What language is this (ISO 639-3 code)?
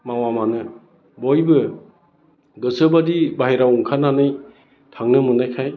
brx